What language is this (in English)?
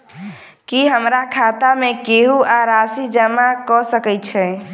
Maithili